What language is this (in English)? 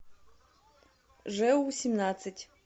Russian